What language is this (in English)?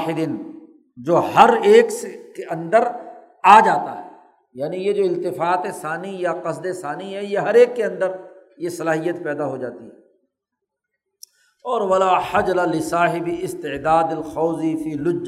Urdu